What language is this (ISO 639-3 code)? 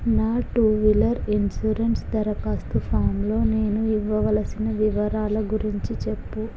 tel